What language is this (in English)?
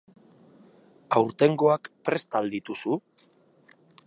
Basque